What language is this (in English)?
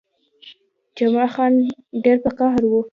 Pashto